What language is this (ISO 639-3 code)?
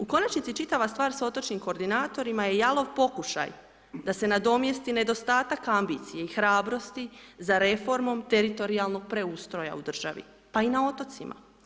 hrv